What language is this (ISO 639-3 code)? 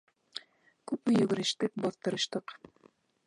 bak